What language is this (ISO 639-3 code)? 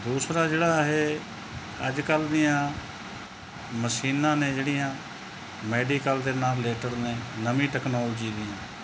pan